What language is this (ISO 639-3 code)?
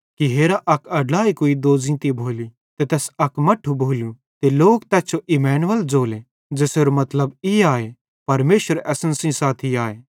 bhd